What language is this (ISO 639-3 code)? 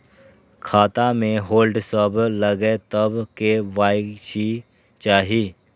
mai